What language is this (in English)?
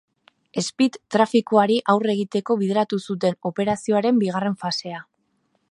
Basque